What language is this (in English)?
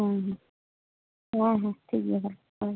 Santali